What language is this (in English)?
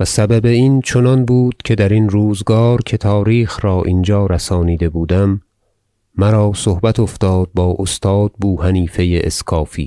Persian